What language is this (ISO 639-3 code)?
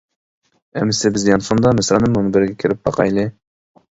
uig